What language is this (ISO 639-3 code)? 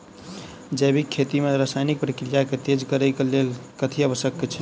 mai